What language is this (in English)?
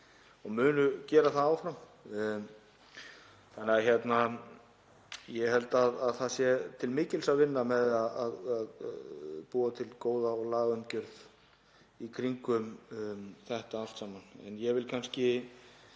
Icelandic